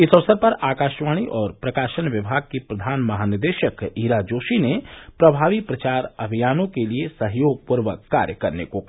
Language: Hindi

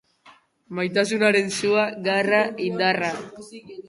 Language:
Basque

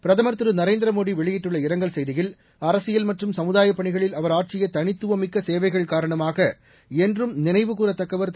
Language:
Tamil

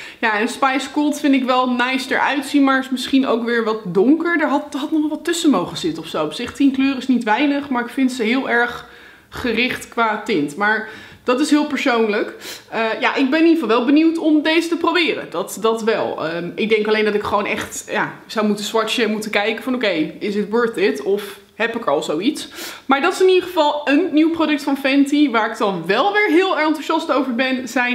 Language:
Dutch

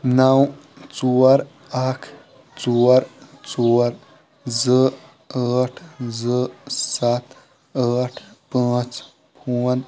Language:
Kashmiri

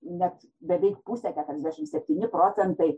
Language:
Lithuanian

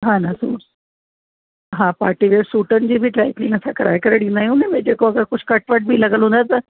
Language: Sindhi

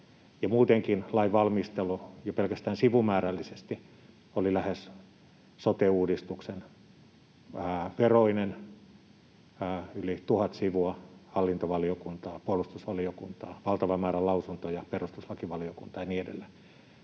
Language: Finnish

